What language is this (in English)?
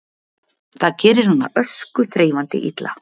Icelandic